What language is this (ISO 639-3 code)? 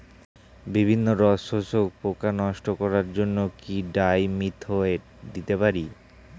ben